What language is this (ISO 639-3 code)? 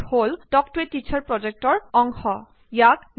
asm